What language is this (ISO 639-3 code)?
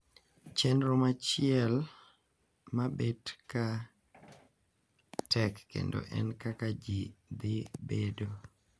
luo